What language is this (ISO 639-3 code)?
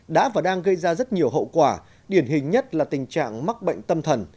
vie